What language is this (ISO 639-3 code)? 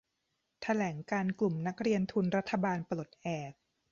tha